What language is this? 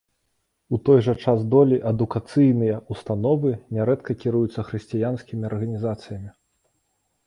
Belarusian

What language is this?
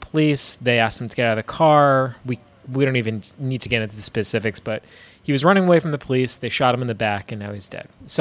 English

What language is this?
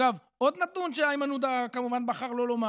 Hebrew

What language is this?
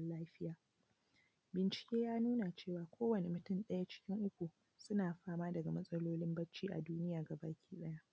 Hausa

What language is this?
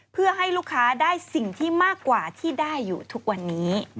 Thai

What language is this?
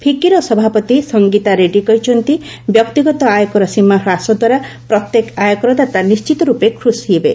Odia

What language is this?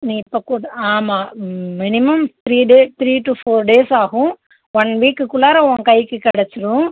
Tamil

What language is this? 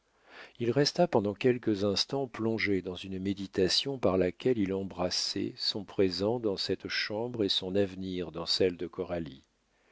French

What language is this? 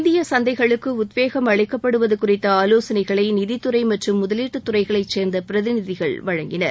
Tamil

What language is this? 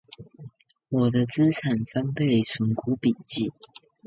Chinese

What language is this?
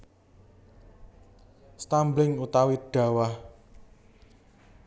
Javanese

